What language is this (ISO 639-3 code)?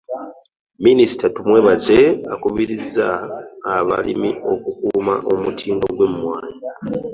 lug